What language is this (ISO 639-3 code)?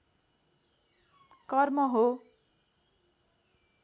nep